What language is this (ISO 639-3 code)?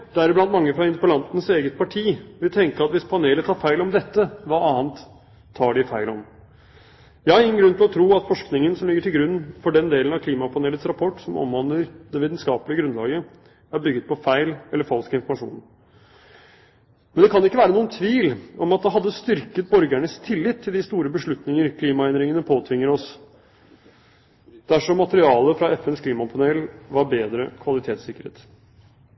nob